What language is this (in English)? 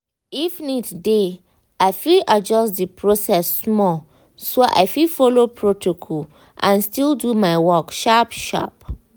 Nigerian Pidgin